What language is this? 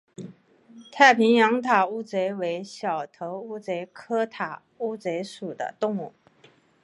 Chinese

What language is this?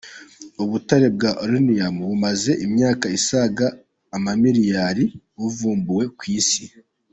Kinyarwanda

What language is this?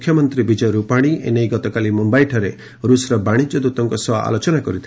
Odia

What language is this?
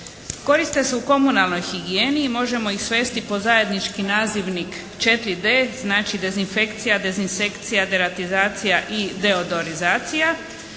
Croatian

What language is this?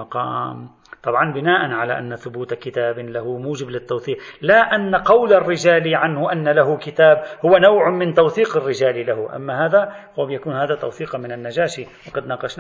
Arabic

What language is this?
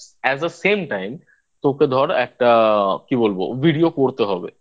Bangla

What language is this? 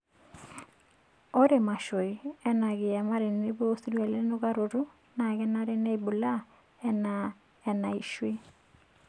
Masai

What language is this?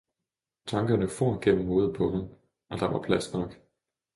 Danish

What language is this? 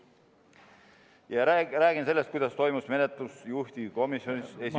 Estonian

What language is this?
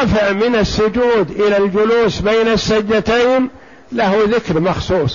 Arabic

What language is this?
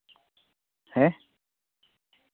Santali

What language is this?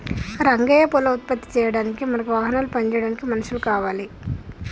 Telugu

